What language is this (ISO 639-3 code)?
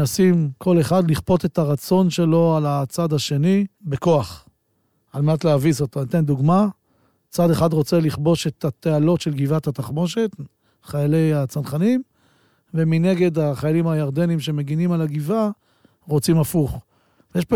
heb